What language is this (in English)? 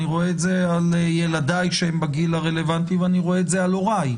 Hebrew